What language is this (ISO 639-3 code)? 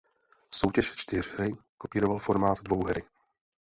ces